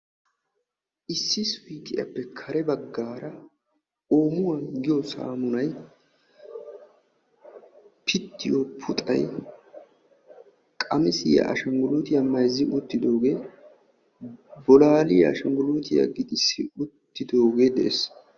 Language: Wolaytta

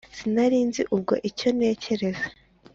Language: Kinyarwanda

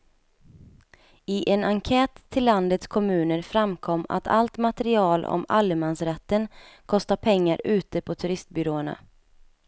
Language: Swedish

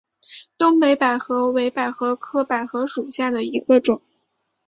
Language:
Chinese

